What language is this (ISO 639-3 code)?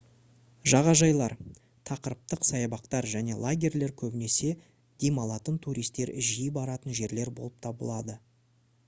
kaz